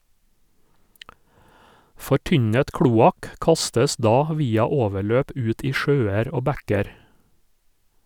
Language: Norwegian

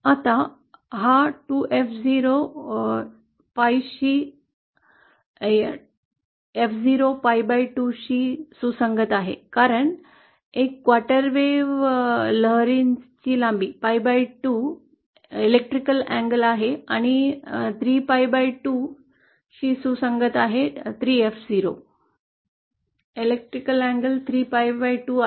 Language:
Marathi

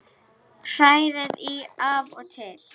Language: Icelandic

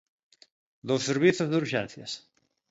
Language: Galician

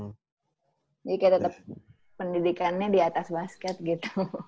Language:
Indonesian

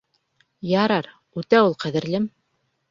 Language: Bashkir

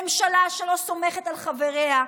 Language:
Hebrew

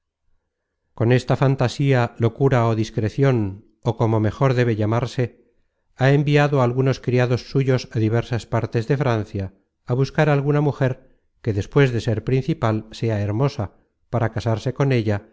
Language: Spanish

